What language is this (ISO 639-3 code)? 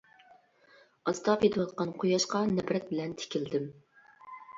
uig